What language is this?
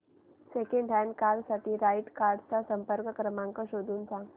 Marathi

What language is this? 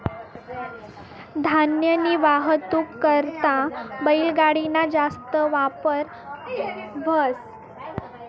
Marathi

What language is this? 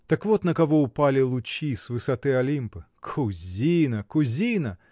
Russian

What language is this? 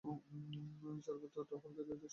Bangla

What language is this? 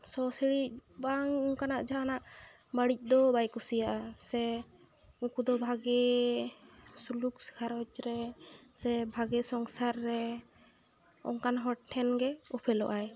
Santali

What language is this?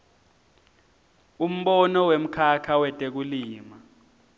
Swati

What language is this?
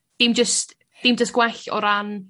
Welsh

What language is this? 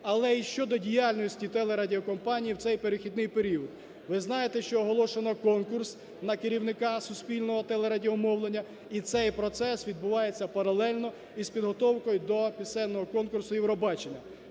Ukrainian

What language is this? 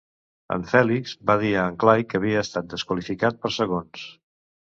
Catalan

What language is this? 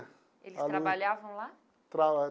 Portuguese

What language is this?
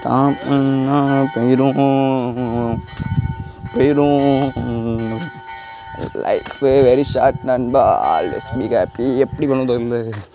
Tamil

